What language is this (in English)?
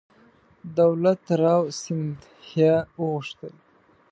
Pashto